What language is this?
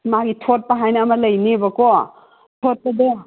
Manipuri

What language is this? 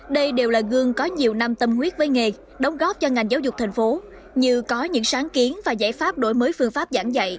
Vietnamese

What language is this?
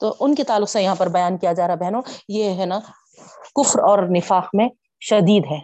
Urdu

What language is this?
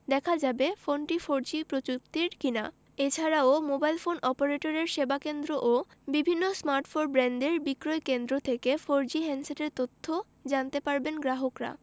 Bangla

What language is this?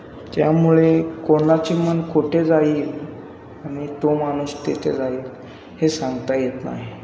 Marathi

